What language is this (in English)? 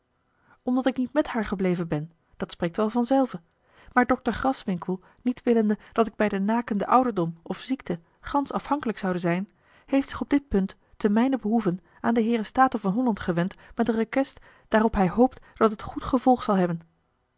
Dutch